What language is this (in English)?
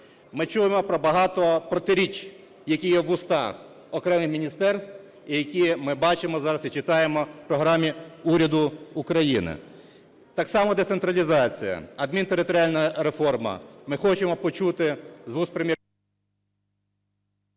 Ukrainian